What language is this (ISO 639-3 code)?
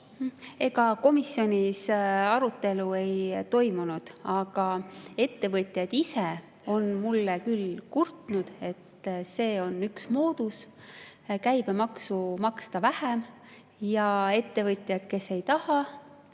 est